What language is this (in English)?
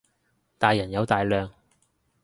Cantonese